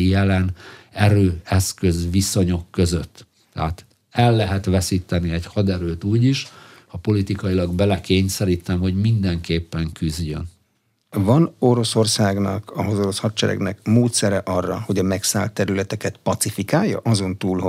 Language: Hungarian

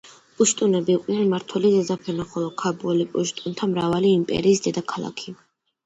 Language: Georgian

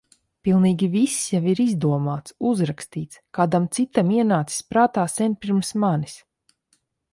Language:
Latvian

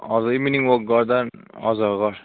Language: Nepali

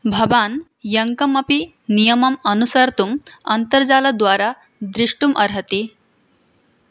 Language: Sanskrit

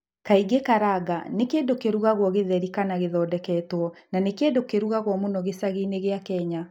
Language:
Kikuyu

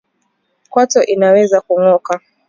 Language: Swahili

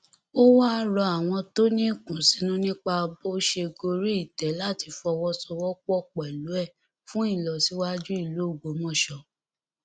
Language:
Yoruba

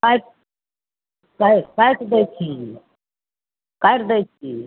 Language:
Maithili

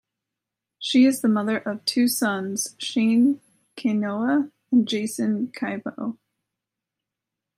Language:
English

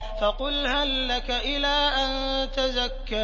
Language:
Arabic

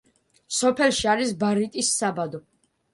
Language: Georgian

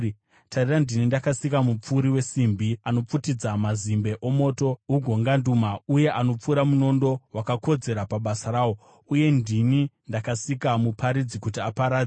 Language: Shona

